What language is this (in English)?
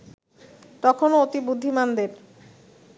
Bangla